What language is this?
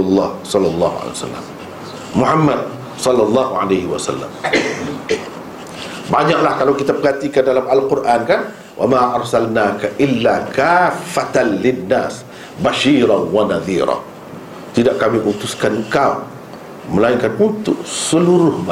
Malay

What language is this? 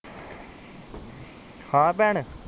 Punjabi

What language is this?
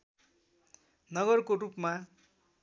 Nepali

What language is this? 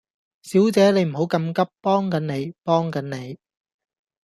Cantonese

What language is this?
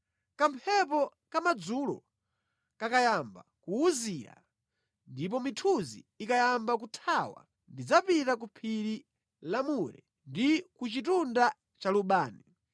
Nyanja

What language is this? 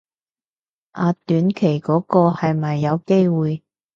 Cantonese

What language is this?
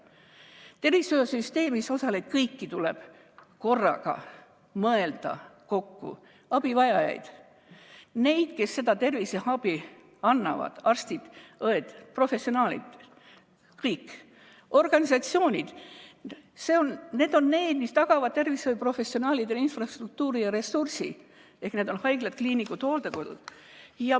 Estonian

